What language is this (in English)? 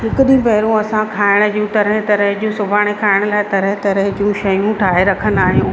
Sindhi